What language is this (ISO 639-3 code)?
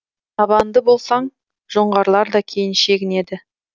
kaz